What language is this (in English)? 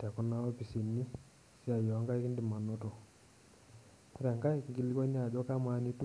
Masai